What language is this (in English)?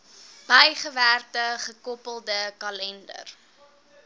Afrikaans